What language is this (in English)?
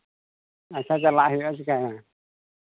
Santali